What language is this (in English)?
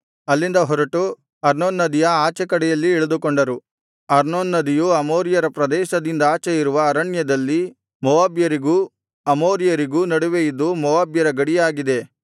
Kannada